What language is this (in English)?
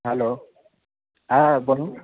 Bangla